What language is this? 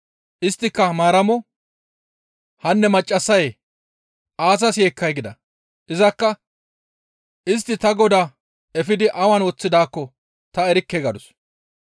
Gamo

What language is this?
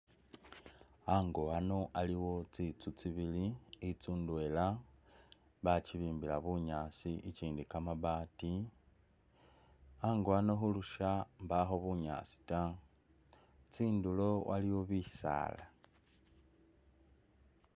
Masaaba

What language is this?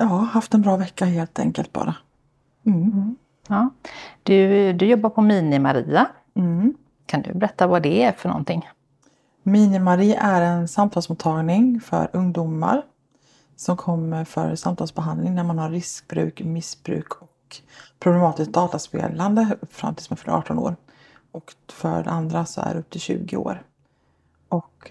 Swedish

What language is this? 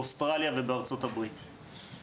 Hebrew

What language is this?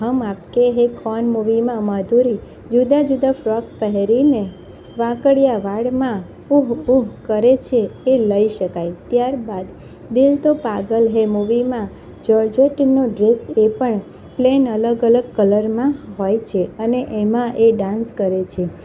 Gujarati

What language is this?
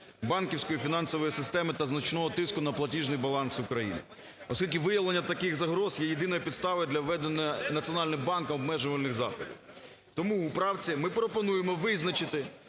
Ukrainian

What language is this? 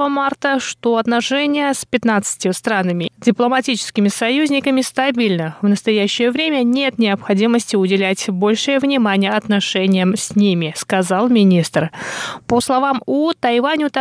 Russian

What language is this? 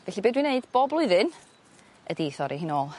Welsh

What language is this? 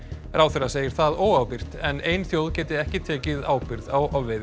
Icelandic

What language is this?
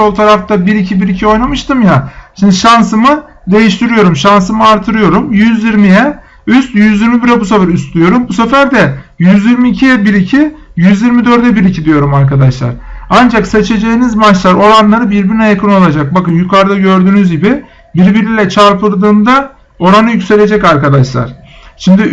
Turkish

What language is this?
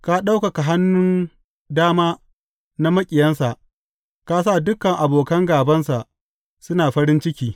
Hausa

